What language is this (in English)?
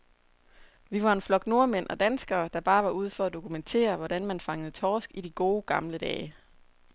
Danish